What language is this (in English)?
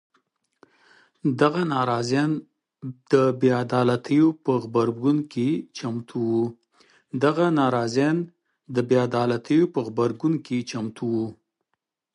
Pashto